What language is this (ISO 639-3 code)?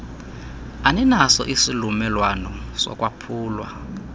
xho